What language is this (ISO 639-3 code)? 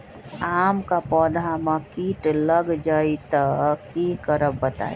mag